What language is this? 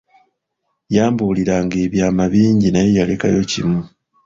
Ganda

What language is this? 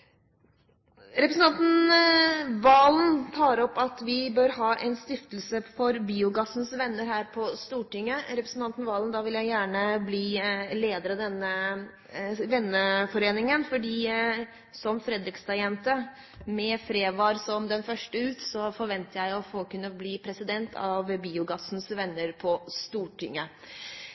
Norwegian Bokmål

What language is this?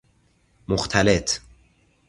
Persian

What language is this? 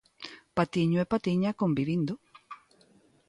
Galician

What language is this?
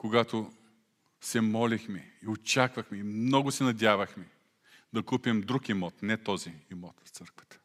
Bulgarian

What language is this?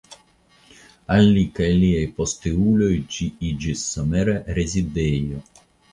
Esperanto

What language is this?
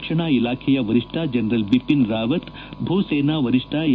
Kannada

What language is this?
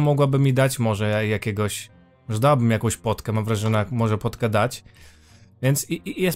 Polish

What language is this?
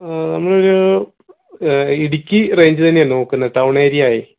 Malayalam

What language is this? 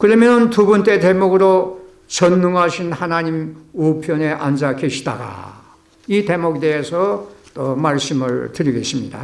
Korean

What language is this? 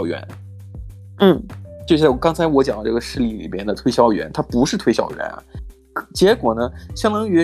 Chinese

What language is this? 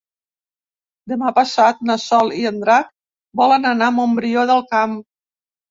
Catalan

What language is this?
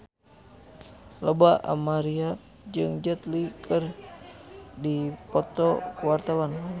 Sundanese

